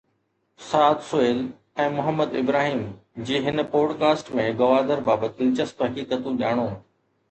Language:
Sindhi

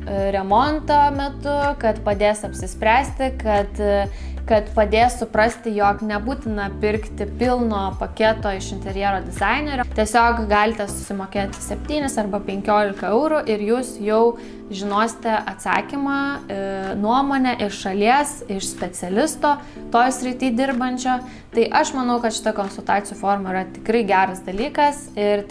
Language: Lithuanian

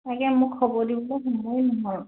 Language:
Assamese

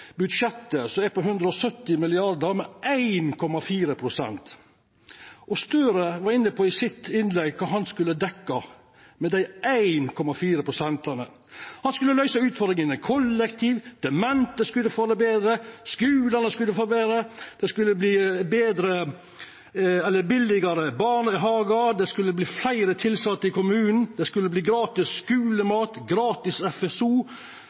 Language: Norwegian Nynorsk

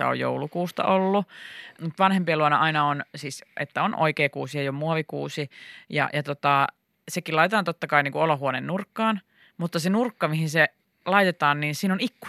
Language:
Finnish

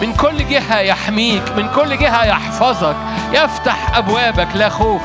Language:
Arabic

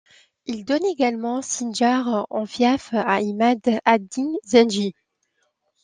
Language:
French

